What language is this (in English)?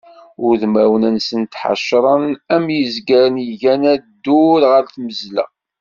Kabyle